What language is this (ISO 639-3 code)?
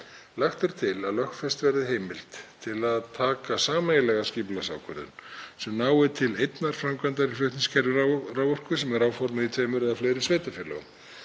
isl